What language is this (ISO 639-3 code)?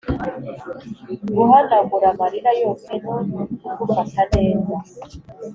kin